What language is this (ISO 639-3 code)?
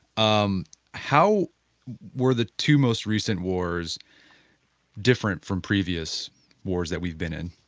eng